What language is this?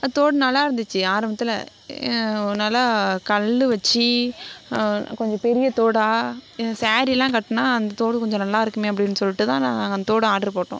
Tamil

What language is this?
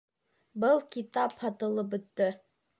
Bashkir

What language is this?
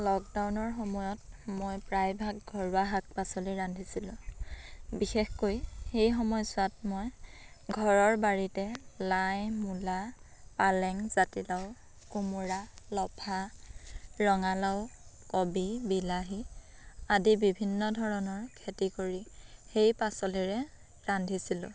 Assamese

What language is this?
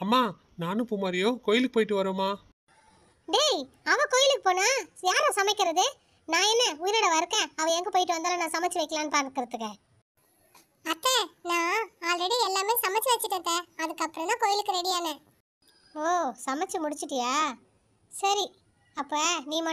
Tamil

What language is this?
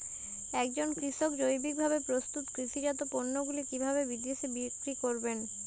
Bangla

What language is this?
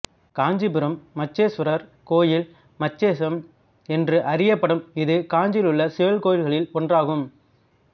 Tamil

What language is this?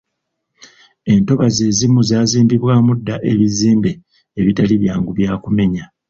Ganda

